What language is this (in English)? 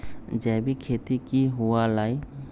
Magahi